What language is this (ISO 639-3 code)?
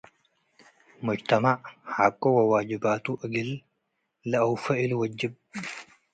tig